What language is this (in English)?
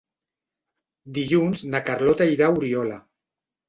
Catalan